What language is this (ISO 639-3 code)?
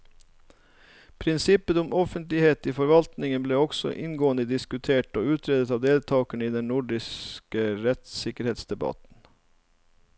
nor